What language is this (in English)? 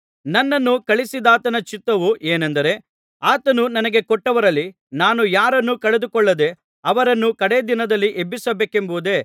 Kannada